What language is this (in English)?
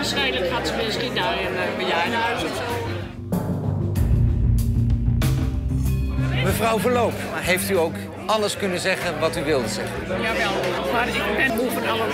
Dutch